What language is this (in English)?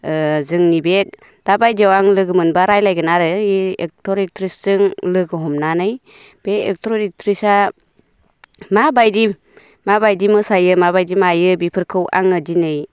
Bodo